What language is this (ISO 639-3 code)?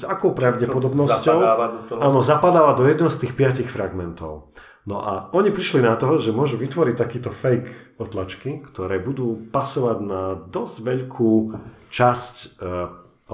slk